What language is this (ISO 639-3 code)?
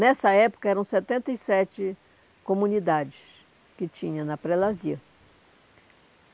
por